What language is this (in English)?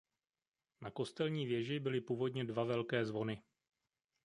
Czech